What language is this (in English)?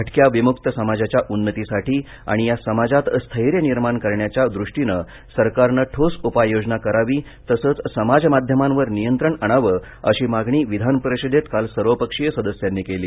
Marathi